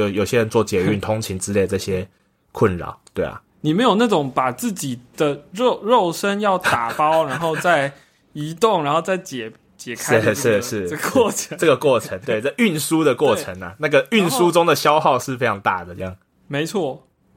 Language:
Chinese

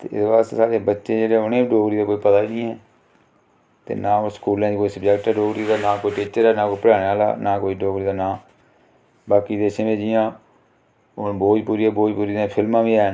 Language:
Dogri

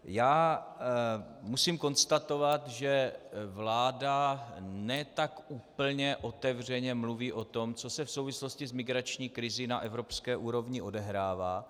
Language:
Czech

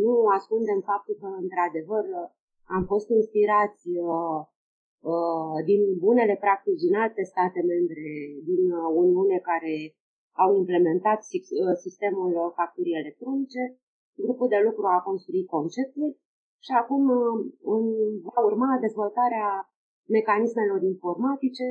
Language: Romanian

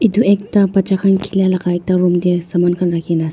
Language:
Naga Pidgin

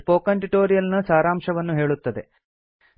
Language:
Kannada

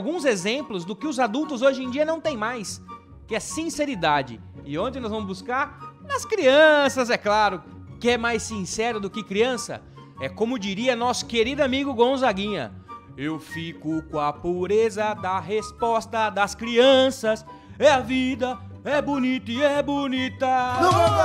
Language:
Portuguese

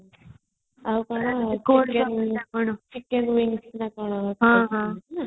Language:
Odia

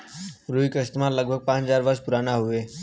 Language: Bhojpuri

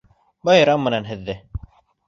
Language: Bashkir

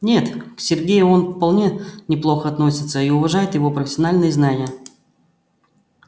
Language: Russian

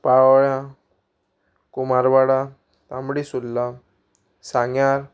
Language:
Konkani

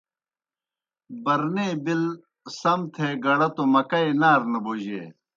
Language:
Kohistani Shina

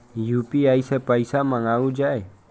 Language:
Maithili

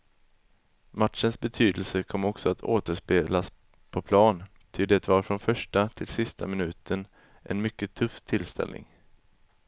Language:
Swedish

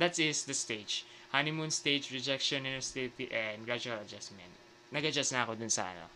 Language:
Filipino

